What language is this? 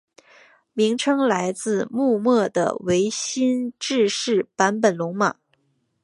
Chinese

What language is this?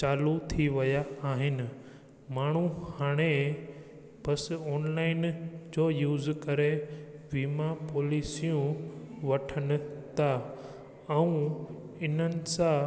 Sindhi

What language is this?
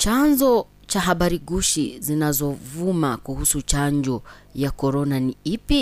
Swahili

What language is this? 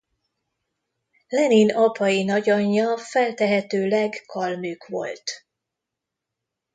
Hungarian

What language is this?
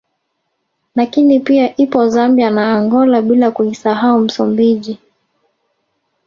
Swahili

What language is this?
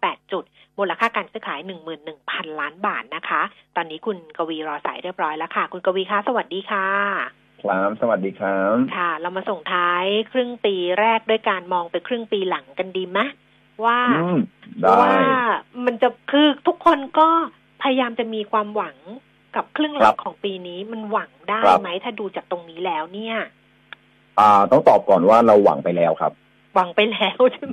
Thai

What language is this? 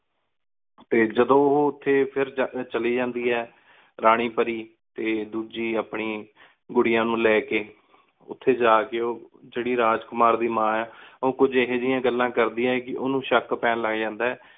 Punjabi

